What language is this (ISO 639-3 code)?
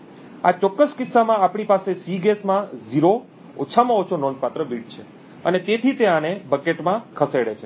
guj